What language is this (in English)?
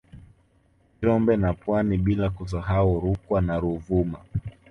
Swahili